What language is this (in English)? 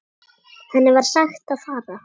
Icelandic